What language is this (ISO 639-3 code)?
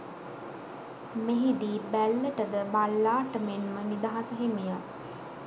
sin